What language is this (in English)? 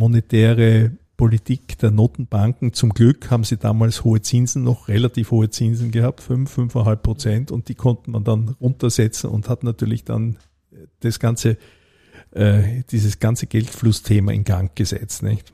German